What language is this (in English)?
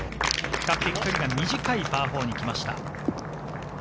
Japanese